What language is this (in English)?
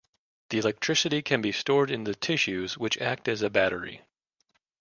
English